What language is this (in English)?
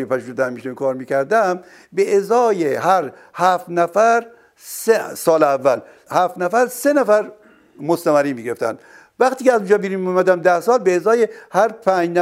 Persian